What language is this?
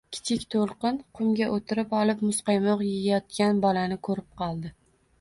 Uzbek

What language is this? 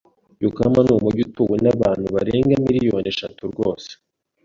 Kinyarwanda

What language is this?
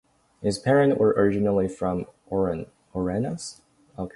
English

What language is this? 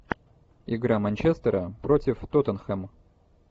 Russian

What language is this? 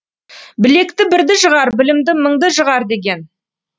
Kazakh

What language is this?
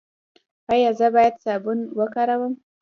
Pashto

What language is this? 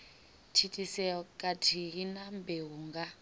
Venda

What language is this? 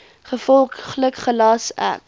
Afrikaans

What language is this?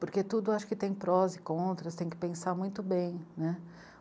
Portuguese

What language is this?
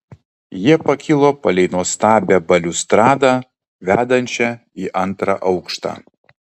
Lithuanian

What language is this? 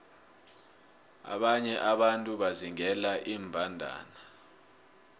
South Ndebele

